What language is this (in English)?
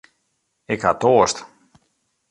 Western Frisian